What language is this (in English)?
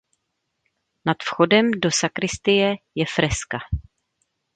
Czech